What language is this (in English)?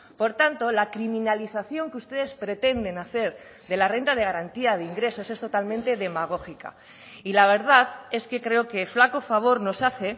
Spanish